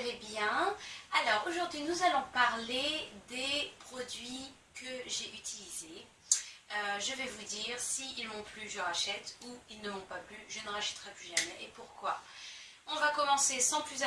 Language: French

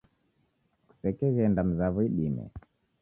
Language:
Taita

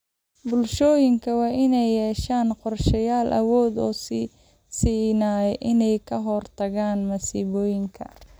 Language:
Somali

